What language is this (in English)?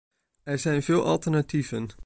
Dutch